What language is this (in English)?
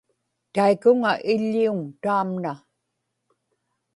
Inupiaq